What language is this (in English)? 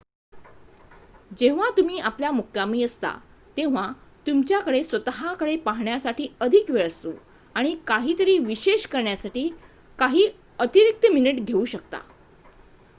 Marathi